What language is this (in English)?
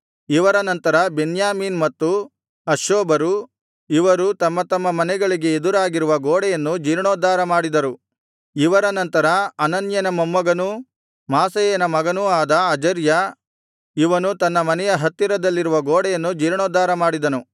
Kannada